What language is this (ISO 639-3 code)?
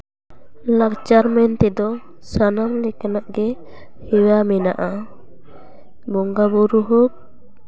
sat